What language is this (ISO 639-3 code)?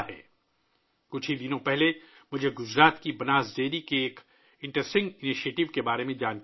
urd